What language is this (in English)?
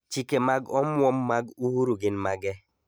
Luo (Kenya and Tanzania)